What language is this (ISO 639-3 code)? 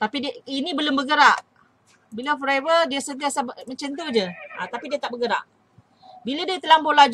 msa